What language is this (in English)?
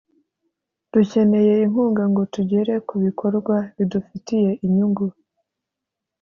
Kinyarwanda